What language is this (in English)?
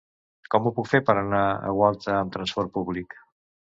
Catalan